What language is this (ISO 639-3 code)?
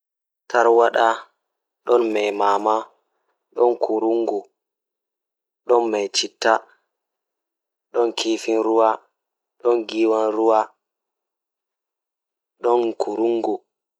ful